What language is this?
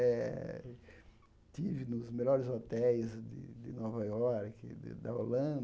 Portuguese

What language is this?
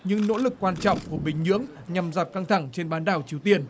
Vietnamese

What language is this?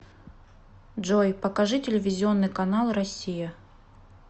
Russian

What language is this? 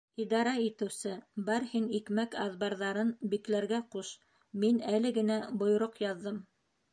Bashkir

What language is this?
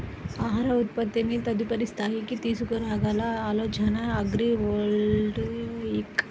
Telugu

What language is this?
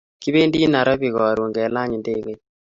Kalenjin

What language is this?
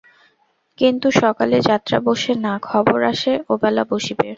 Bangla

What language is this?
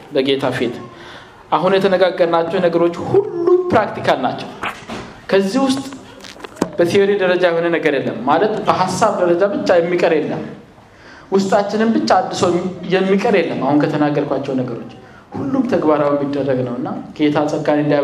Amharic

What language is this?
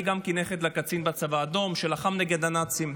Hebrew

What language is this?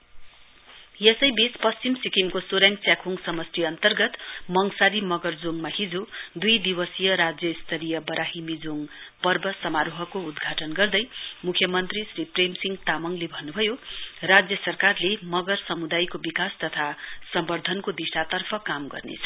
Nepali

